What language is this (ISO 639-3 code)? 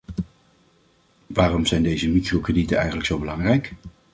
nld